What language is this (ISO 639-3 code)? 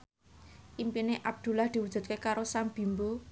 jav